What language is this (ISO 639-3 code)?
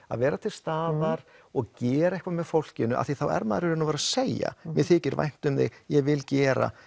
isl